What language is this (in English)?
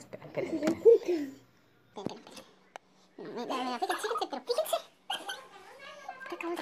Spanish